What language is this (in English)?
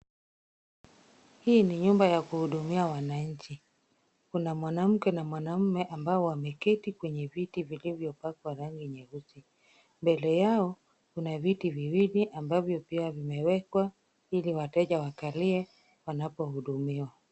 Swahili